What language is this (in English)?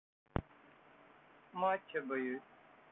Russian